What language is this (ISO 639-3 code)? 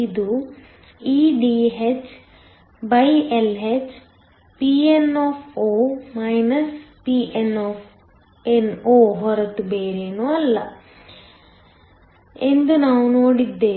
kan